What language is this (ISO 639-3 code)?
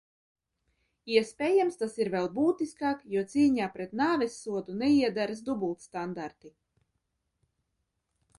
lav